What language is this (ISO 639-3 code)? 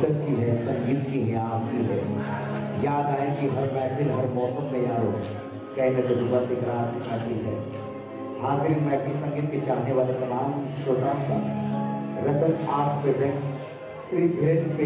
hin